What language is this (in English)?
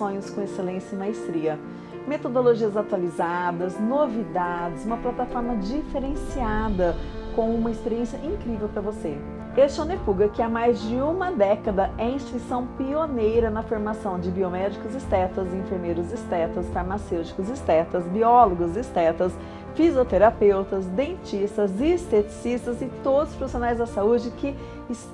Portuguese